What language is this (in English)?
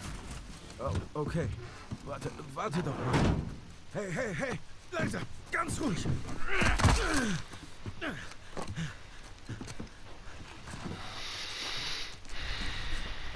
German